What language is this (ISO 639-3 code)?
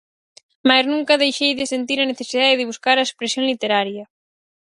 glg